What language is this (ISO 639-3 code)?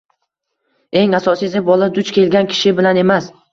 uzb